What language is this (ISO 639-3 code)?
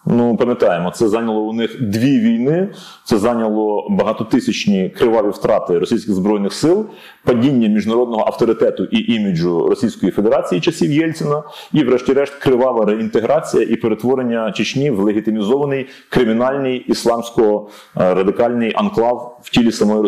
ukr